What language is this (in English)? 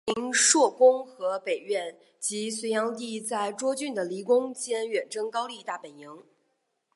Chinese